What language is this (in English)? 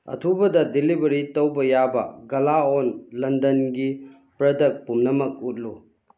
Manipuri